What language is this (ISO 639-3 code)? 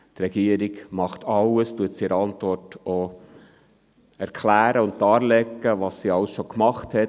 gsw